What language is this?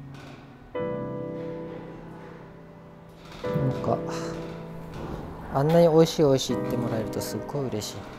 Japanese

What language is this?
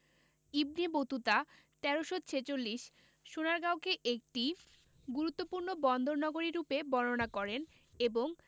Bangla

